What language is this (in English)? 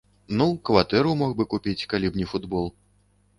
Belarusian